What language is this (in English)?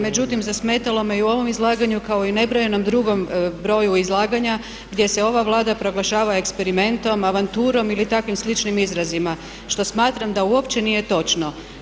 Croatian